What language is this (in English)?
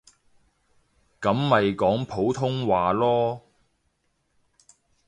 Cantonese